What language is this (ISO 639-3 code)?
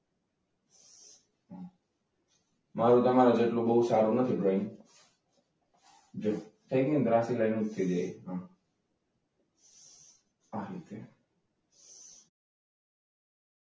guj